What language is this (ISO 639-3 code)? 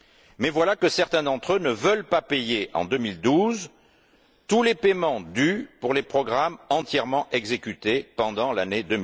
fra